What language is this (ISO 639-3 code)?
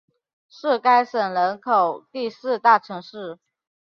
zho